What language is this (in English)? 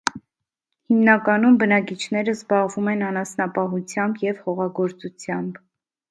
Armenian